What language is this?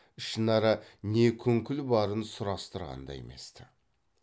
Kazakh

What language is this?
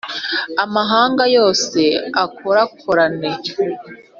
Kinyarwanda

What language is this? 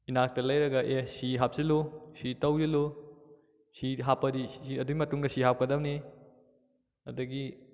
Manipuri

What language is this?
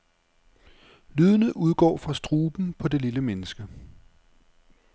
Danish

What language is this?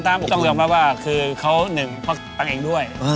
Thai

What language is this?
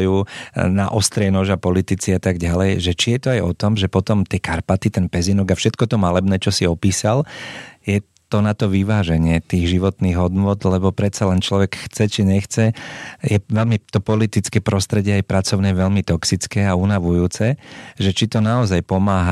Slovak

